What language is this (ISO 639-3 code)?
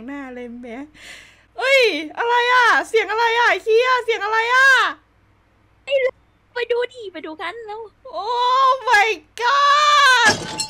tha